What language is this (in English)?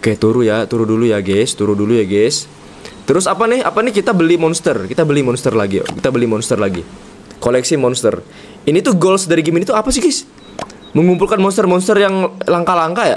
Indonesian